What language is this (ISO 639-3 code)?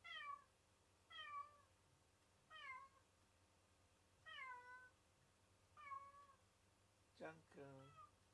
jpn